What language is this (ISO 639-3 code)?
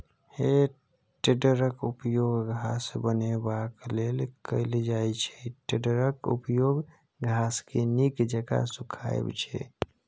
mai